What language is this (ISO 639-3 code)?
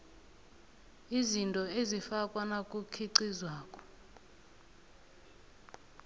nbl